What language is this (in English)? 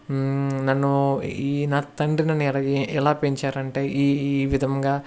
Telugu